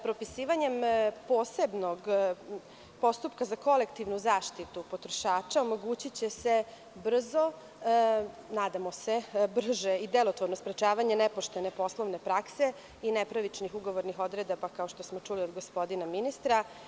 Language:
Serbian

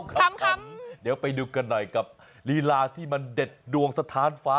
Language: Thai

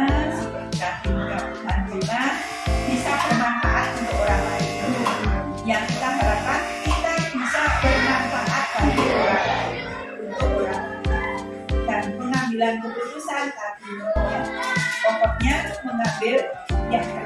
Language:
Indonesian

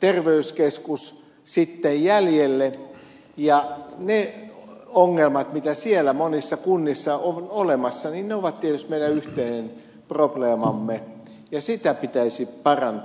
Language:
Finnish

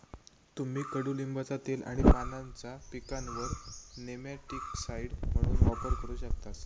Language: Marathi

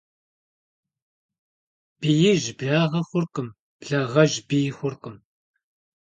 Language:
Kabardian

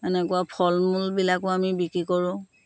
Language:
Assamese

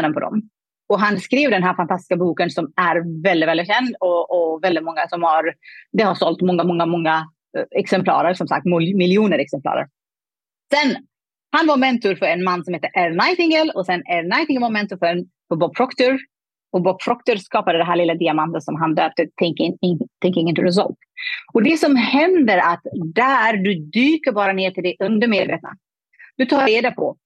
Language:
Swedish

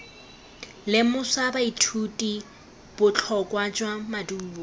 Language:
Tswana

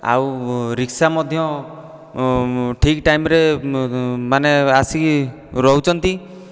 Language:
Odia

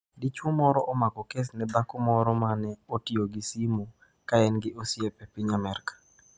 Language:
Luo (Kenya and Tanzania)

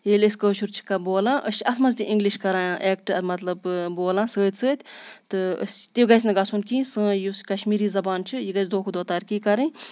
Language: Kashmiri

